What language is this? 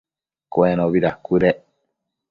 Matsés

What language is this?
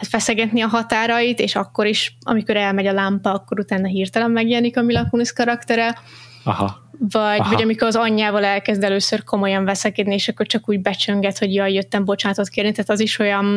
Hungarian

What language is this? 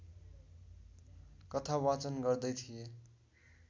Nepali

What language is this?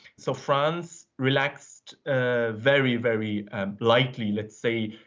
English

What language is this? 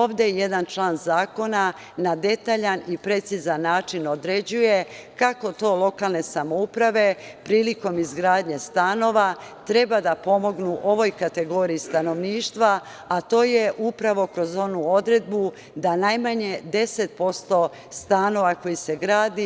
Serbian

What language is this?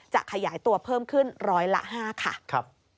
Thai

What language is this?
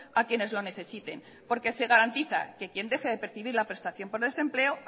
Spanish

